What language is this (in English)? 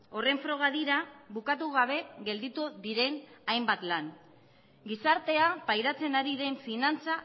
Basque